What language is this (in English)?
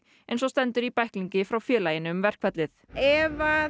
Icelandic